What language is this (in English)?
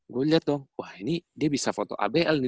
Indonesian